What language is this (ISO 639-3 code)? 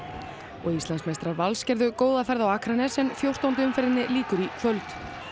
isl